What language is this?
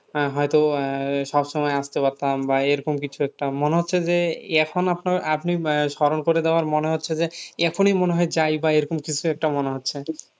Bangla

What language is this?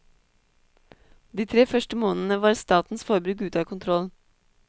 Norwegian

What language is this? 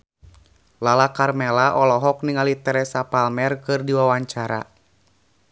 Sundanese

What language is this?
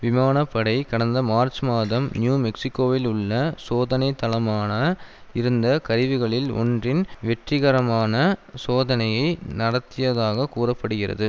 Tamil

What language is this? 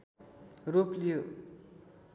Nepali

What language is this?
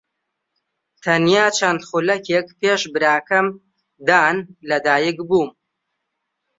Central Kurdish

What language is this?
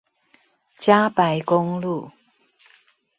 Chinese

